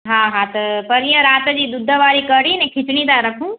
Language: Sindhi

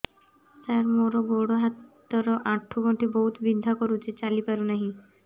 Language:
Odia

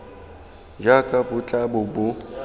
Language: Tswana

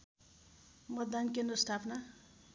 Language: Nepali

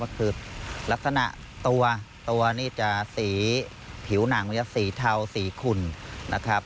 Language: Thai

